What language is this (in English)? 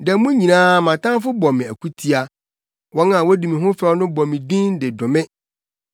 Akan